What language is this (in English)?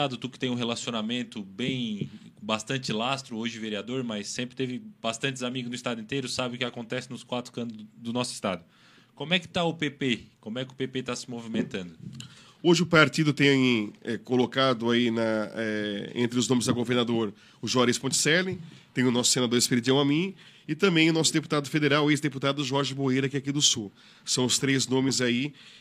Portuguese